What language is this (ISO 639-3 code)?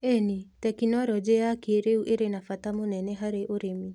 kik